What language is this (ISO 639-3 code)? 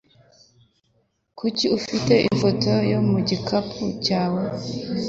kin